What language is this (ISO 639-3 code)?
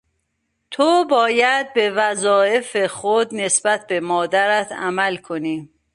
fas